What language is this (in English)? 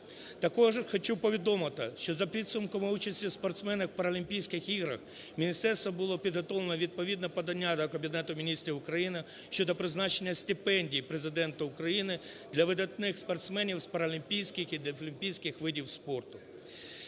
Ukrainian